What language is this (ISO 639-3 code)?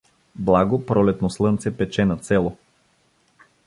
bul